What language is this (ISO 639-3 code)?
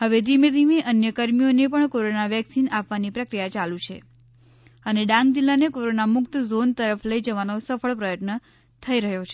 guj